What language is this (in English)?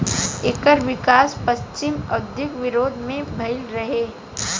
Bhojpuri